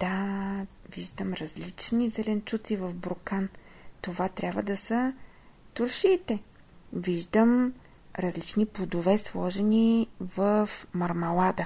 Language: Bulgarian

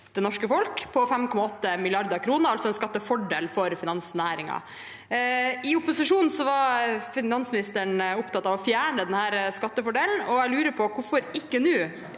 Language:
Norwegian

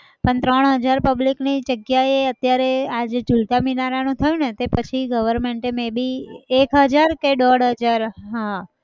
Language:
Gujarati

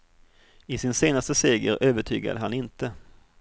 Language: Swedish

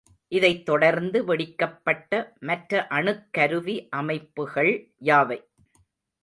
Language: Tamil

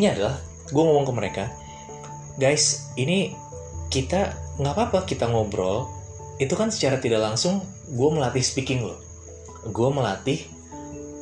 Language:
Indonesian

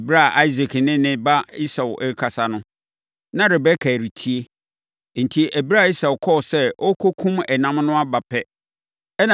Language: Akan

